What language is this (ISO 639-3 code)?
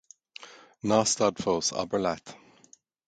gle